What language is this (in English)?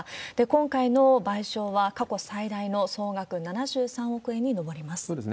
Japanese